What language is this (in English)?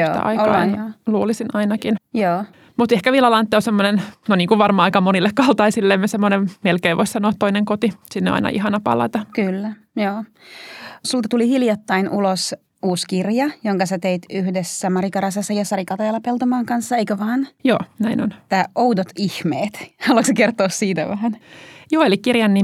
Finnish